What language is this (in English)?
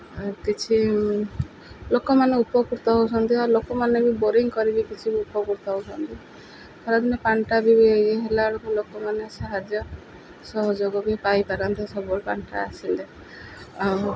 Odia